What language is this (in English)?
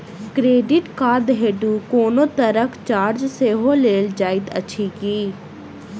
Maithili